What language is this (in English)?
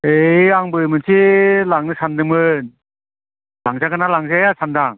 Bodo